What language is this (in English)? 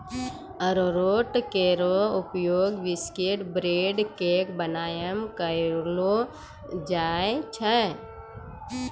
Maithili